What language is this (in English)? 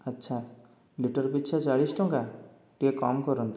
Odia